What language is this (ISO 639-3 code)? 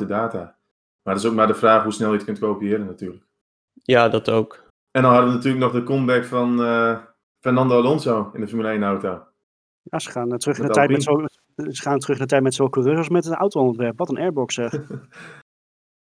nld